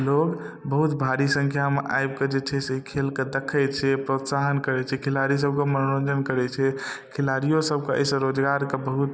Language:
Maithili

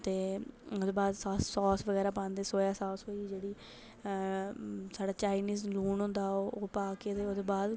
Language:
Dogri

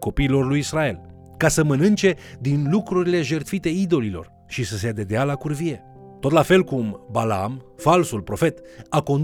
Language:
Romanian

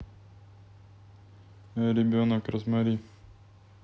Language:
Russian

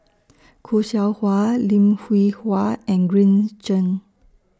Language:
English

